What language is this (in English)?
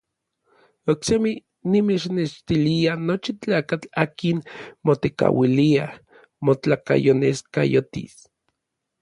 Orizaba Nahuatl